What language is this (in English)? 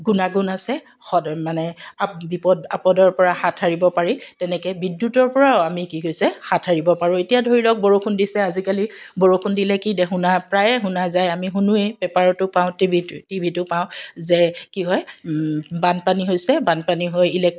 Assamese